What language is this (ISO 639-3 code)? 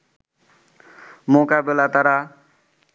ben